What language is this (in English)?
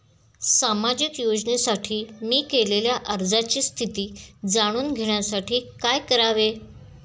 Marathi